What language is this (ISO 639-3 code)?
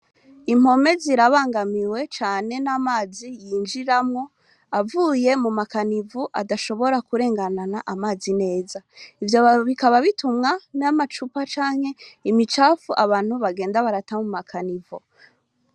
run